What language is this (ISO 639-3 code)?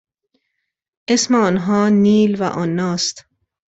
fas